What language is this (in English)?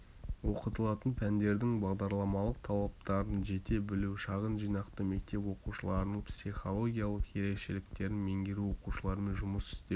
Kazakh